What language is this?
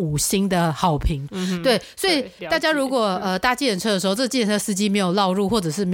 Chinese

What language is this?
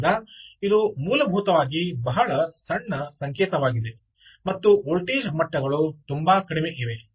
Kannada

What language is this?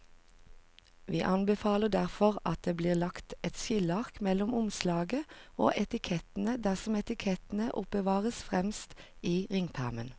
Norwegian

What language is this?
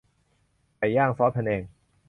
Thai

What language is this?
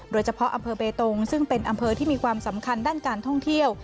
Thai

